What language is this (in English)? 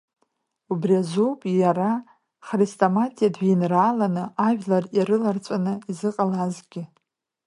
Abkhazian